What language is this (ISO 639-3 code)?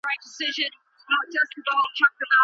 pus